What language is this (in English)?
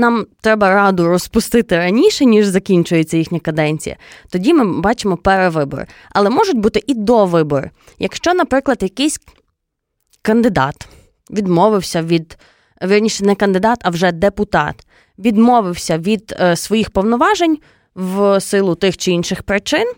Ukrainian